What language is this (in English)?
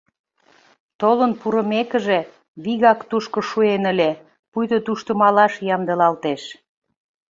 Mari